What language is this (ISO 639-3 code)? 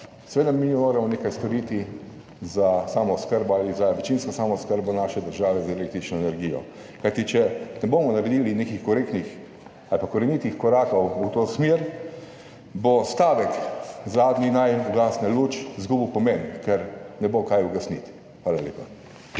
slv